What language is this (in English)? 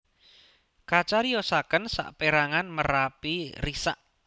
Javanese